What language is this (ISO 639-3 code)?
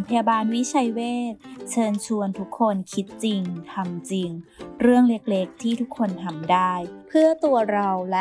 tha